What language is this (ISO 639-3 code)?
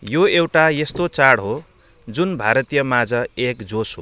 nep